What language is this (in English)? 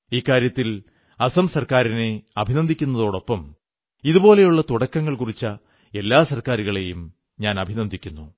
Malayalam